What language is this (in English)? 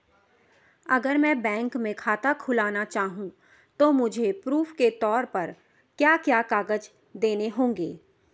Hindi